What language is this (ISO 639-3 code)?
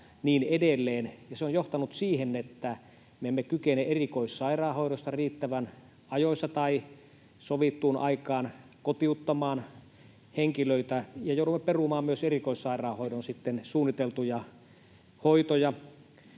fin